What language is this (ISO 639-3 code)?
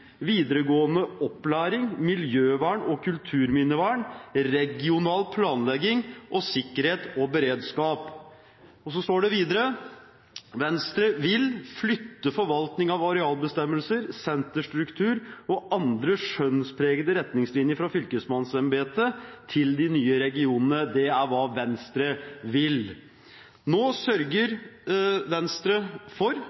nob